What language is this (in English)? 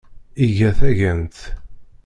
Kabyle